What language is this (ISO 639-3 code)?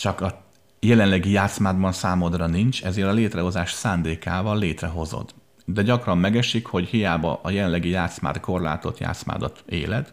hun